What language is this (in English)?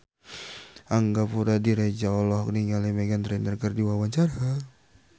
Sundanese